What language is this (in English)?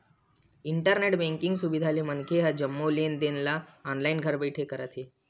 Chhattisgarhi